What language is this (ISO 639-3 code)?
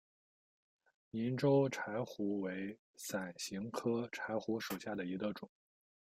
zho